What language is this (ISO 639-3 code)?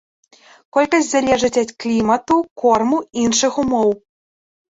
bel